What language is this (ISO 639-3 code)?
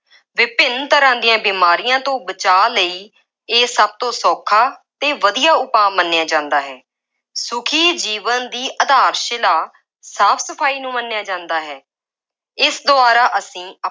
pan